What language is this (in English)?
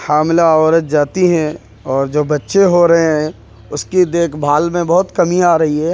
Urdu